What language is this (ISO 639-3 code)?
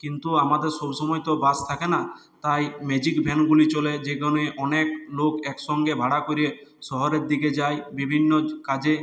ben